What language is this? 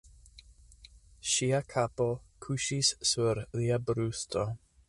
Esperanto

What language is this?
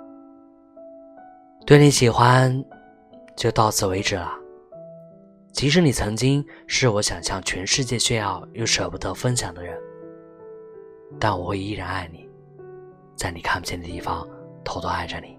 Chinese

